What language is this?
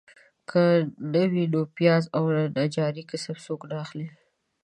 Pashto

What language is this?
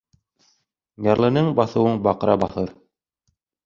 Bashkir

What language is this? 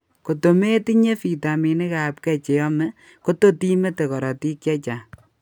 Kalenjin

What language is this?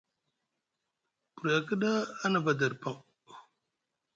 Musgu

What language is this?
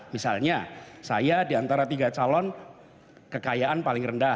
Indonesian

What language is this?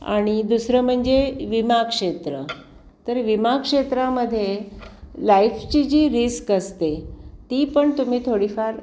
Marathi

